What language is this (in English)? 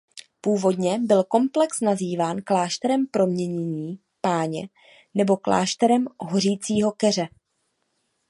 Czech